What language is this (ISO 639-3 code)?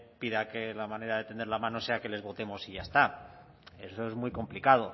spa